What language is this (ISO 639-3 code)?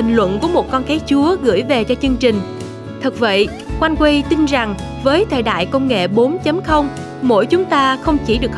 vie